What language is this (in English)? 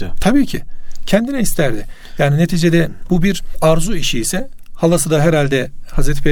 Turkish